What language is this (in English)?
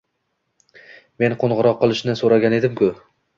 Uzbek